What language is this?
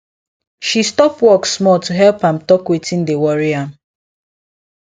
Nigerian Pidgin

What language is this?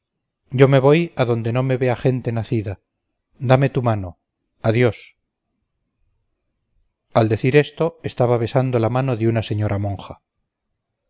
Spanish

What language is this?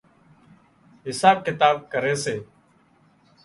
Wadiyara Koli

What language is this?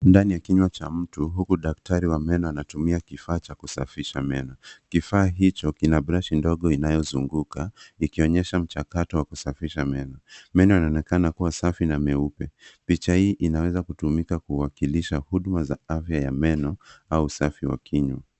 Swahili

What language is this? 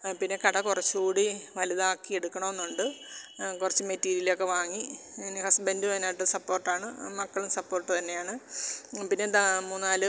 Malayalam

